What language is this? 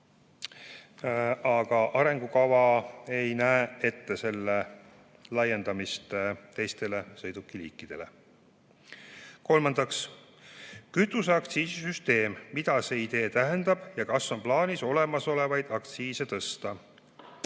Estonian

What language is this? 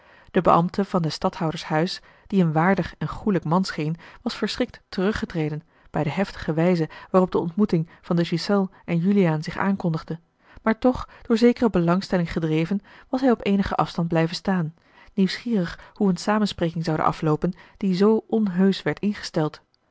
Dutch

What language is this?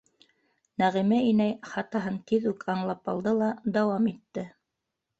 Bashkir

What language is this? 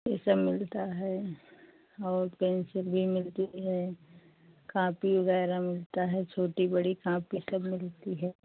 Hindi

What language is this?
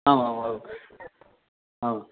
Sanskrit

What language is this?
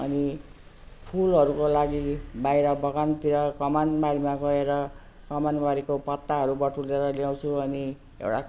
Nepali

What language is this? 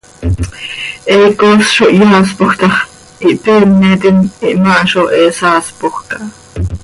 Seri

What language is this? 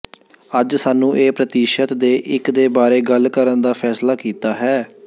Punjabi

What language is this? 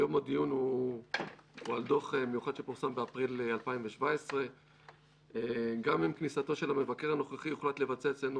Hebrew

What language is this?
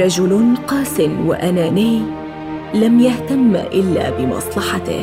Arabic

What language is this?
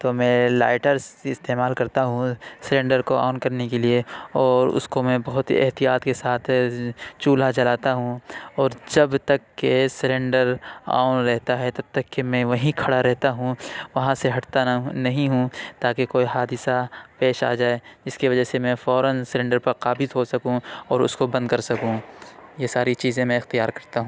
Urdu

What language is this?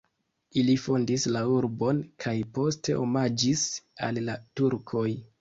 Esperanto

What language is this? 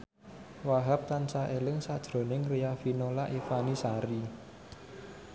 Javanese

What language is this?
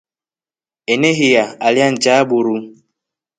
Rombo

